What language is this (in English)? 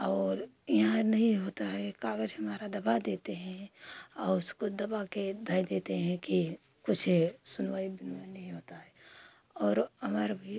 Hindi